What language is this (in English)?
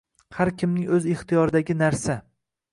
Uzbek